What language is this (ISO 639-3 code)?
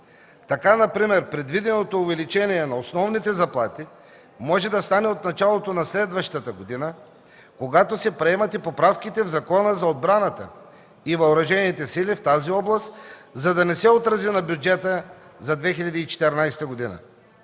bul